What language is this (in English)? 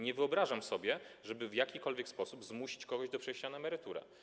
Polish